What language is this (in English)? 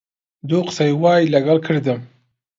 Central Kurdish